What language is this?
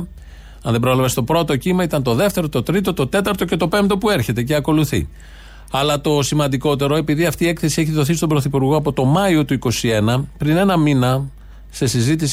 Greek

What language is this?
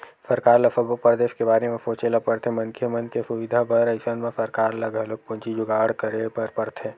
Chhattisgarhi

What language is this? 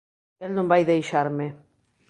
Galician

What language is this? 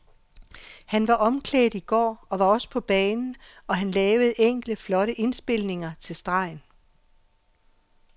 Danish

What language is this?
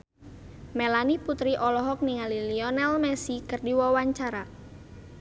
Sundanese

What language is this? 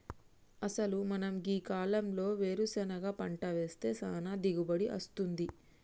Telugu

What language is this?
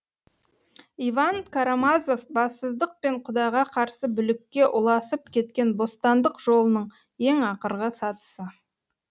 Kazakh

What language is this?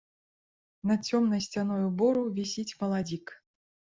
Belarusian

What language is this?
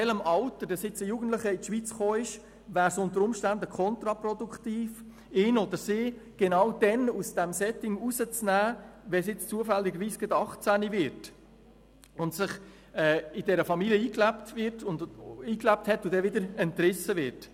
Swiss German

